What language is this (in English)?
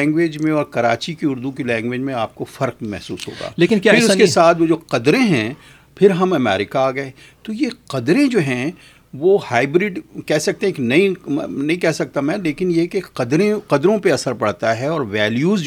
Urdu